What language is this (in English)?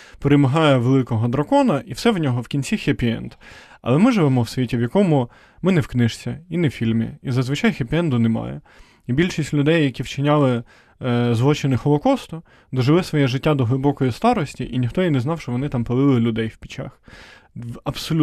Ukrainian